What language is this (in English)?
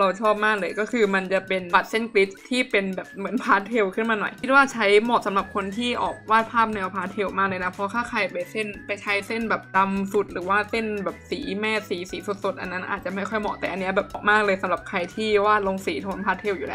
Thai